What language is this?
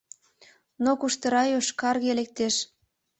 Mari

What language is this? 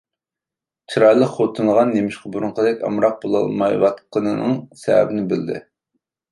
Uyghur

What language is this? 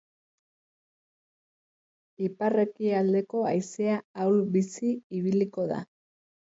Basque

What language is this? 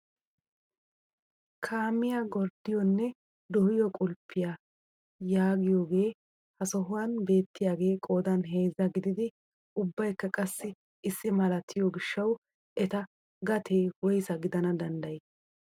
Wolaytta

